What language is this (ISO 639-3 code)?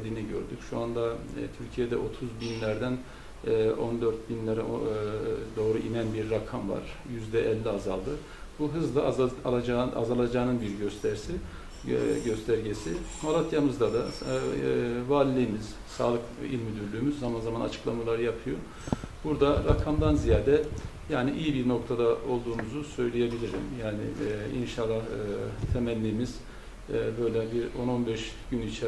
tur